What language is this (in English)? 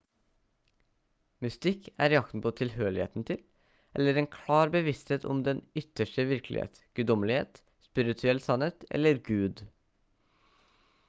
Norwegian Bokmål